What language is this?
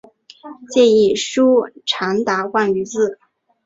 Chinese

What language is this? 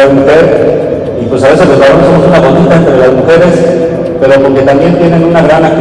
Spanish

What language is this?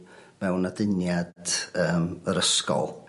Welsh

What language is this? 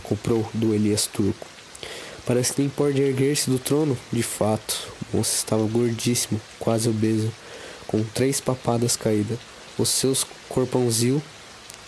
Portuguese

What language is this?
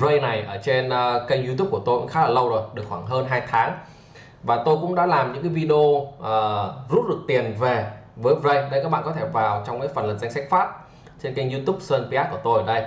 Vietnamese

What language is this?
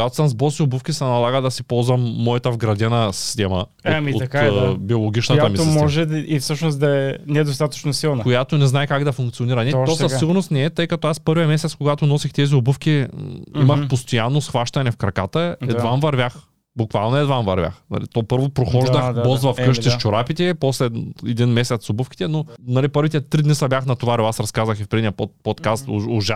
Bulgarian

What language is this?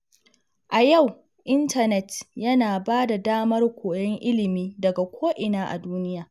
Hausa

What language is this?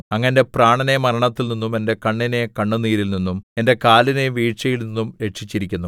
Malayalam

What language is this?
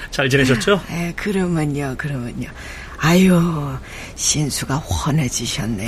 Korean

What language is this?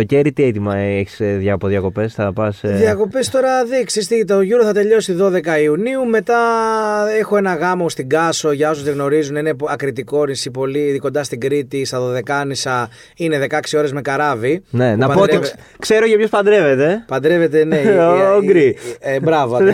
Greek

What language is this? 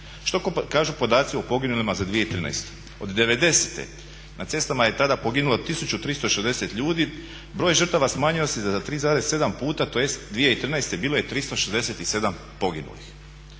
Croatian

